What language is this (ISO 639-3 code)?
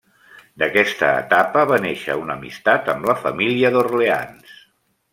cat